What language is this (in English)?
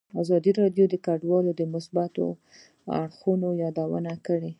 Pashto